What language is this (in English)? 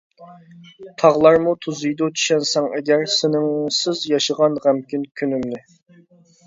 Uyghur